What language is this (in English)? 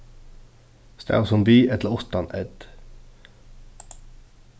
Faroese